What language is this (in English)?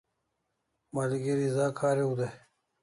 Kalasha